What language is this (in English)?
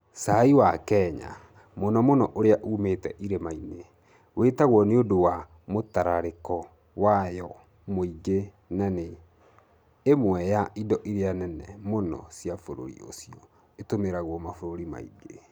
Kikuyu